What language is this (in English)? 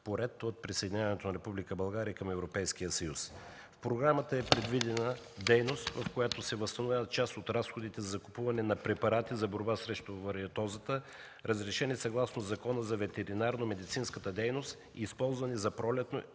Bulgarian